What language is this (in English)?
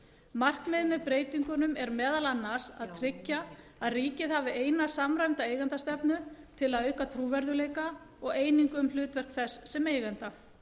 Icelandic